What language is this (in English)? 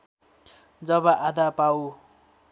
Nepali